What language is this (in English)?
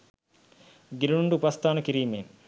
Sinhala